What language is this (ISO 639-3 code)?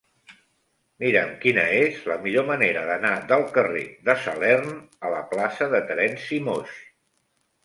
cat